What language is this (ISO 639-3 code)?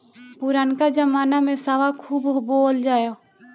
bho